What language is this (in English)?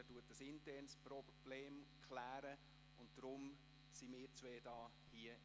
Swiss German